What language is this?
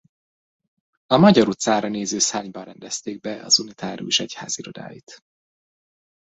Hungarian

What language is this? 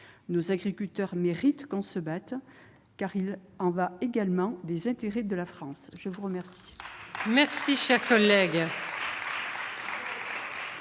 French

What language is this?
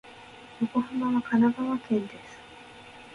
Japanese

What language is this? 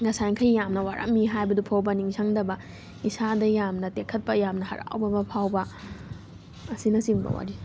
Manipuri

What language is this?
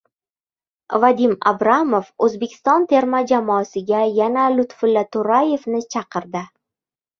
Uzbek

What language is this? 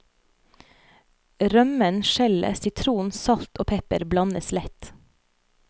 Norwegian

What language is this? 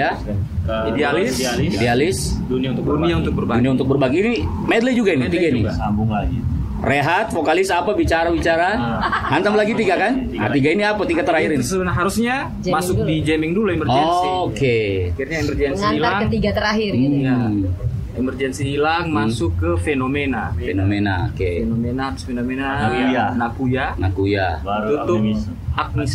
Indonesian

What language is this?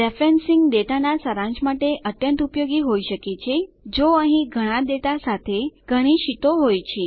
Gujarati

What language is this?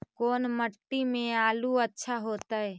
Magahi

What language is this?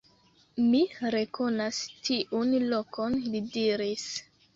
Esperanto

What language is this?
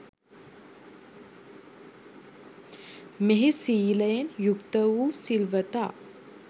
Sinhala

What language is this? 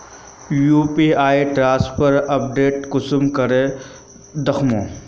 Magahi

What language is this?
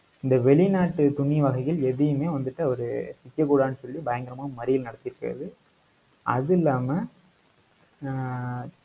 Tamil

